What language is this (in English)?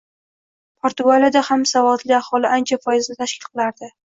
Uzbek